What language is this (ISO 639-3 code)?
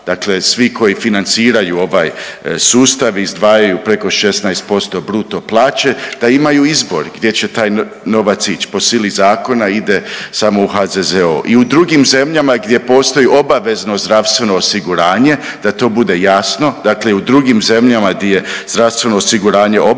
hrv